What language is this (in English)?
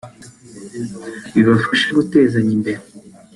Kinyarwanda